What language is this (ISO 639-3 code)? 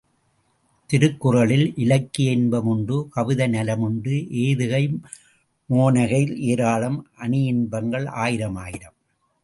tam